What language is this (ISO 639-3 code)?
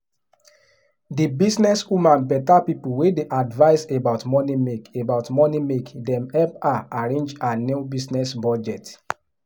pcm